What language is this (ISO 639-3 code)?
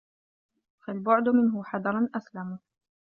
ara